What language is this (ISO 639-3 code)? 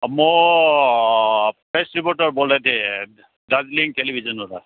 nep